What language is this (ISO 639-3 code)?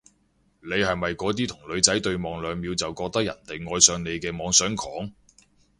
yue